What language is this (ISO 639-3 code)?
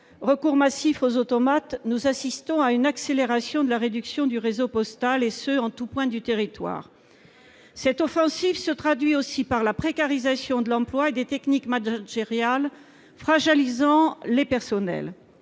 fra